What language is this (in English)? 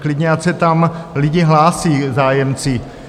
Czech